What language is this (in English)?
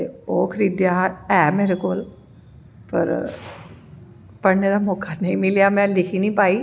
Dogri